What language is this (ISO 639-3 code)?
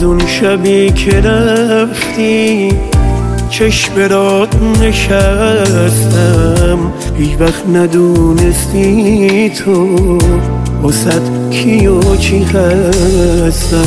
fas